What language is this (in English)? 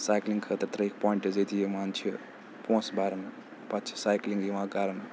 Kashmiri